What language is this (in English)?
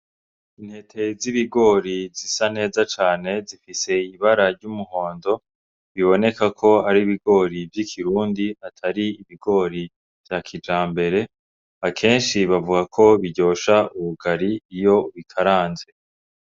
Rundi